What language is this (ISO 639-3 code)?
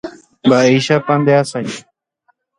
grn